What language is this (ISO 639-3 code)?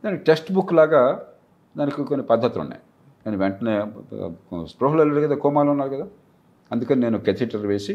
tel